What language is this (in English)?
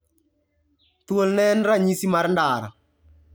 Luo (Kenya and Tanzania)